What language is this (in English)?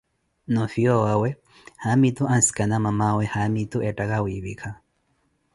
Koti